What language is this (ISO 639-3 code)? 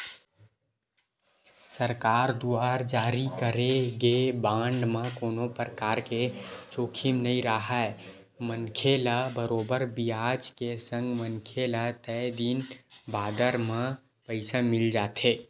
hne